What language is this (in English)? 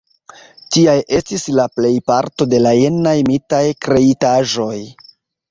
Esperanto